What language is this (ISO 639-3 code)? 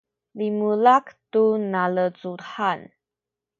szy